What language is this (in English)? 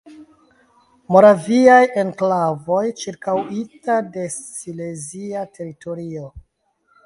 Esperanto